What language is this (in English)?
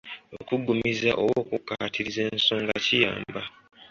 Ganda